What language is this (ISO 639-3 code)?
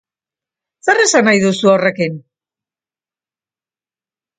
eus